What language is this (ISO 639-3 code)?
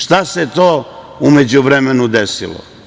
srp